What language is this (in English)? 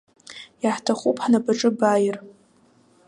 Abkhazian